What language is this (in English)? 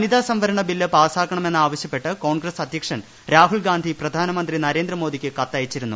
Malayalam